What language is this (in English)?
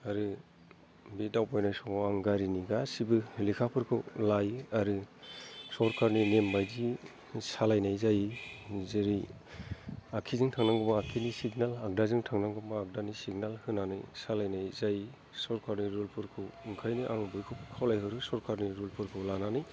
Bodo